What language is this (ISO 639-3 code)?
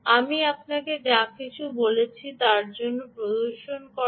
ben